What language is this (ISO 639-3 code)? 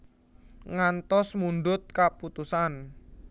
jav